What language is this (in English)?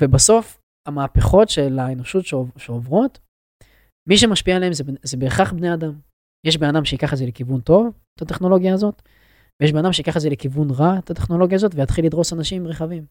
Hebrew